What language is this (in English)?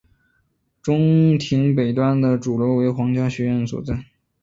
Chinese